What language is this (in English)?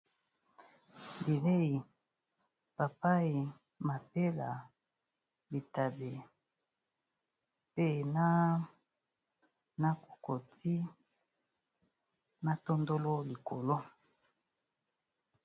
Lingala